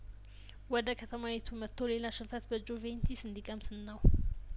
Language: Amharic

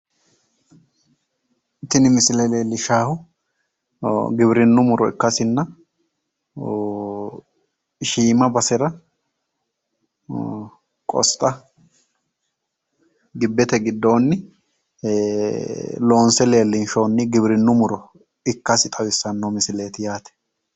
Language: Sidamo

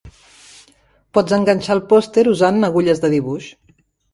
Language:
Catalan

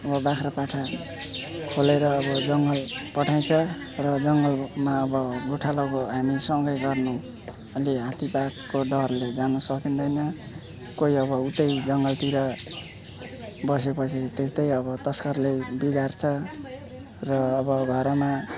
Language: Nepali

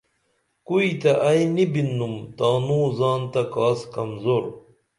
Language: Dameli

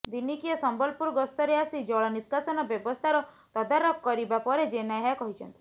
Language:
Odia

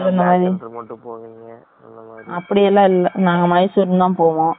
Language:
Tamil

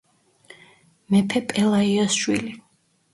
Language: Georgian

